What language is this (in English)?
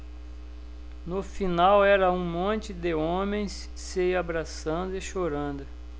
Portuguese